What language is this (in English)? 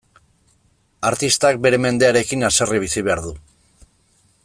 Basque